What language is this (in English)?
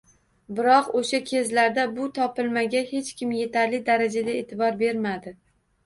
Uzbek